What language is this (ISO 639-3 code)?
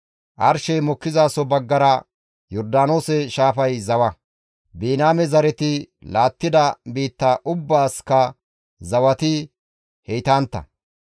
gmv